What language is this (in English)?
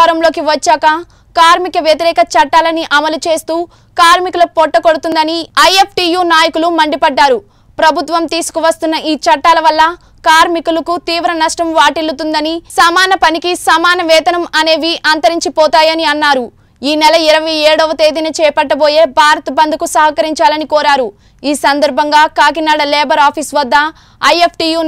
Russian